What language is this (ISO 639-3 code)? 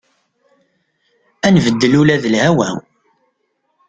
kab